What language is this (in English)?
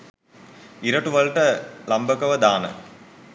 Sinhala